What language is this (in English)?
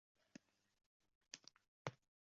Uzbek